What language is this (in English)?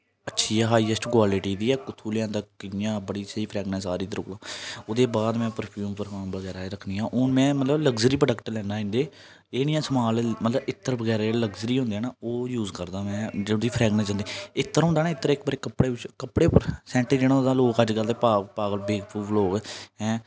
Dogri